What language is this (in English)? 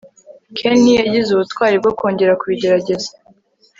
Kinyarwanda